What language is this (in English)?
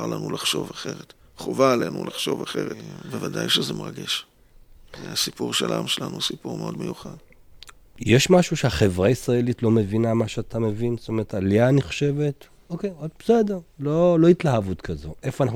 Hebrew